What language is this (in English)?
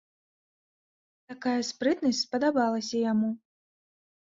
Belarusian